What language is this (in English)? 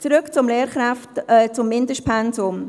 Swiss German